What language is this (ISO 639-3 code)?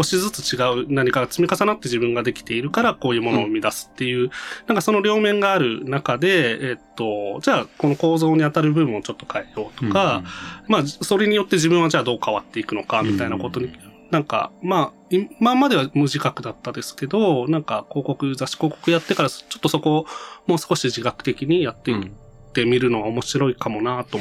jpn